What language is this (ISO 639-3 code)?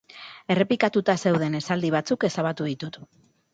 eus